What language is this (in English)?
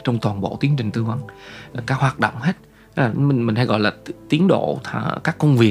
Vietnamese